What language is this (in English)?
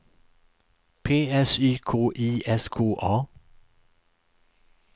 Swedish